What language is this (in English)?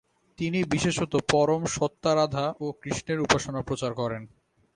Bangla